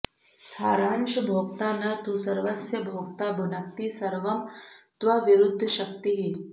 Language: Sanskrit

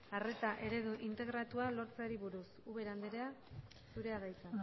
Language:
Basque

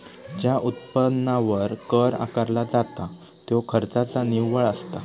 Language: Marathi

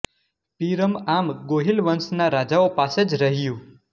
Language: Gujarati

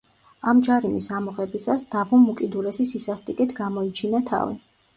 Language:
Georgian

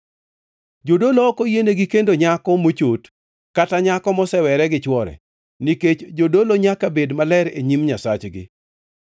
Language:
Luo (Kenya and Tanzania)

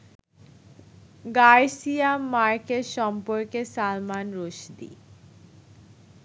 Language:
Bangla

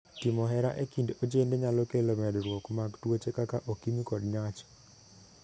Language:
Luo (Kenya and Tanzania)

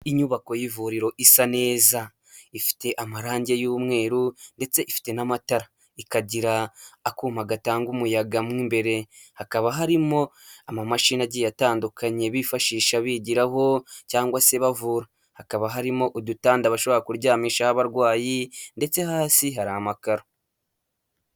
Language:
Kinyarwanda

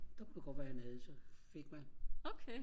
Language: Danish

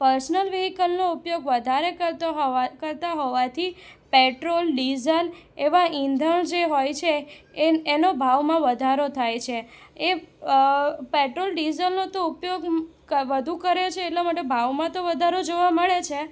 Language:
Gujarati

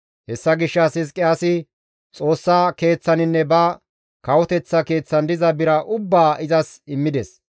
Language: Gamo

